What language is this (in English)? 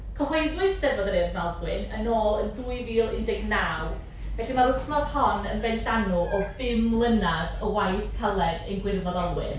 Welsh